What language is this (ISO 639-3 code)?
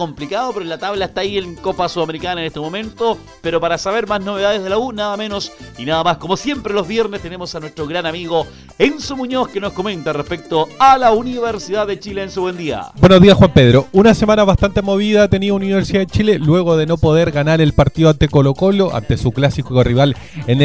spa